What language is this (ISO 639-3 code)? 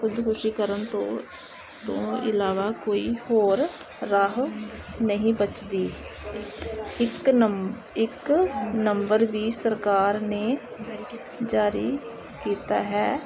pan